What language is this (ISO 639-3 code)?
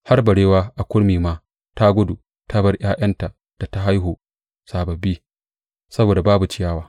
hau